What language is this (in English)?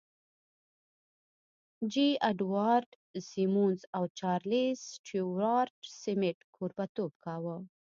Pashto